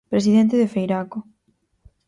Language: Galician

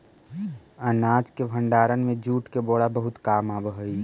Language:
Magahi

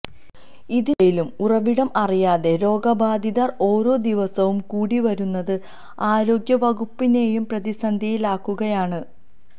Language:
Malayalam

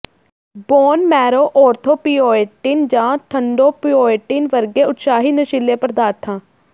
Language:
Punjabi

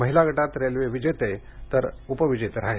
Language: Marathi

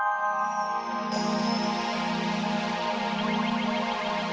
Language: Indonesian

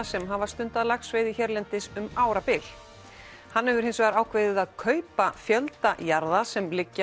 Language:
Icelandic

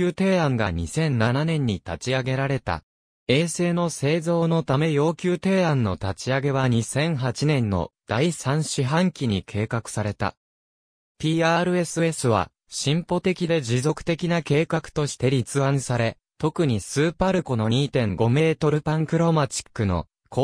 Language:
Japanese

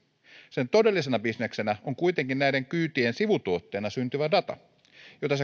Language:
Finnish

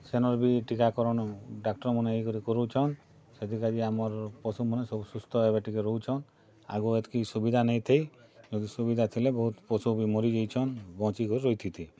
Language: Odia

